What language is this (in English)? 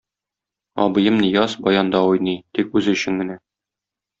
Tatar